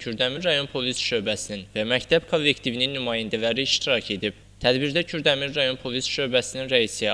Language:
Turkish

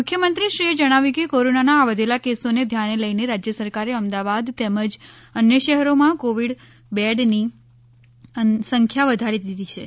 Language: Gujarati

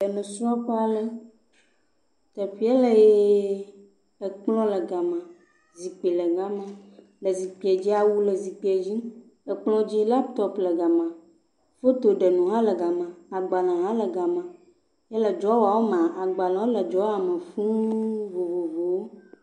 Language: Ewe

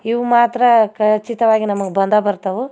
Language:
Kannada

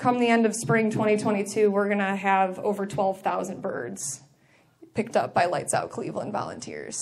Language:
English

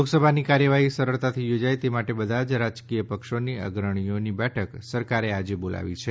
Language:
Gujarati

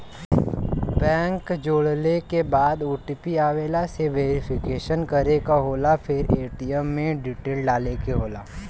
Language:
Bhojpuri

